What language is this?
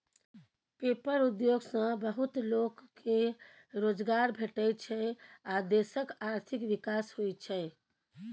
Maithili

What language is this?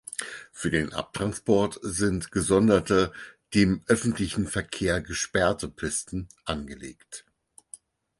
German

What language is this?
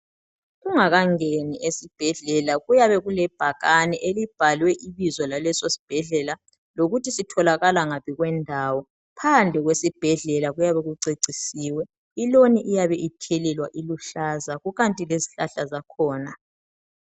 North Ndebele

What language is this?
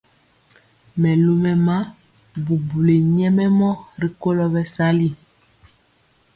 Mpiemo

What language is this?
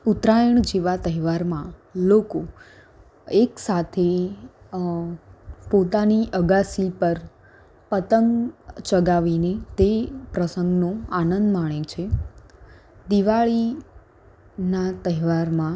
Gujarati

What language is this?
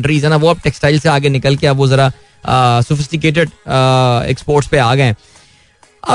Hindi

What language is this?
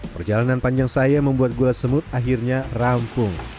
Indonesian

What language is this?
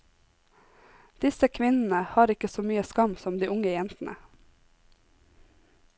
Norwegian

